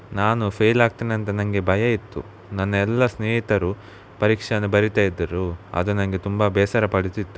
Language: Kannada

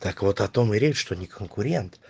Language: Russian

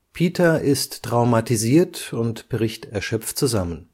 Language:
German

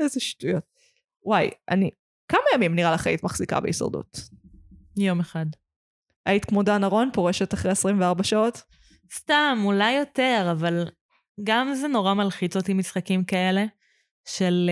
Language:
Hebrew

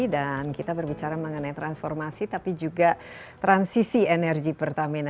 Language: Indonesian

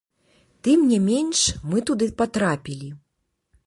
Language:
Belarusian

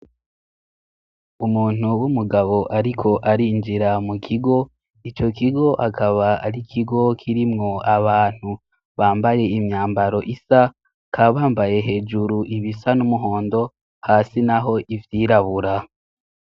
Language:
Rundi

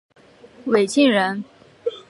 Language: Chinese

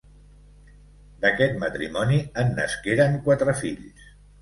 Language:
Catalan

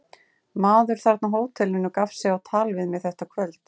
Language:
Icelandic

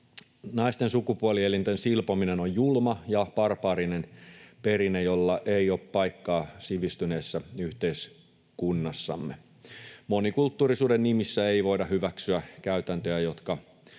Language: Finnish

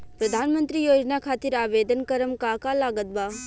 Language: Bhojpuri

